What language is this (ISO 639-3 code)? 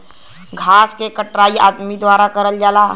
bho